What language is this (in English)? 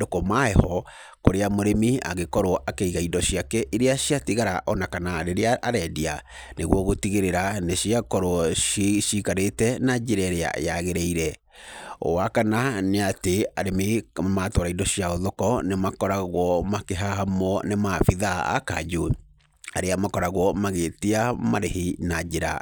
Kikuyu